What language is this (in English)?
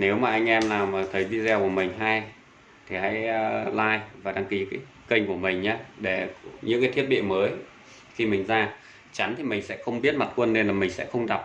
Vietnamese